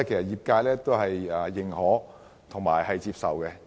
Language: Cantonese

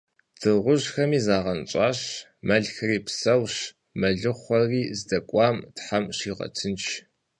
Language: Kabardian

